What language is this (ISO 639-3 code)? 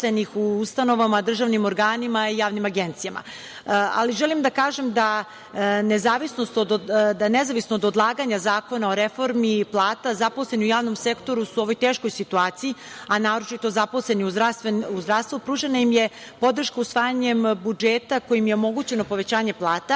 srp